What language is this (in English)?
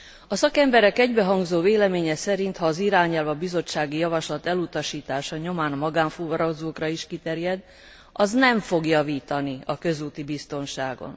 Hungarian